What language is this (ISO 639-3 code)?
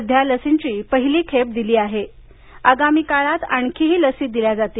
mar